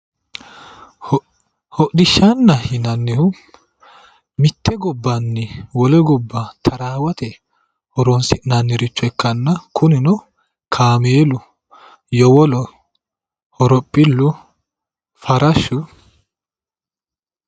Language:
Sidamo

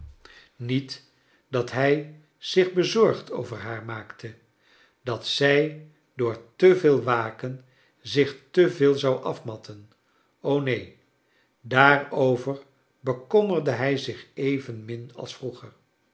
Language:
Dutch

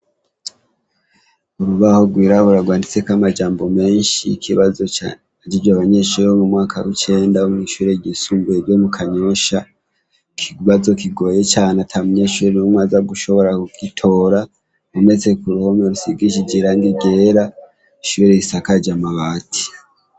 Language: Rundi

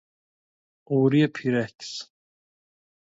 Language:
Persian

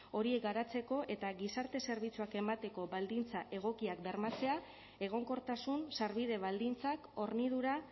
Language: Basque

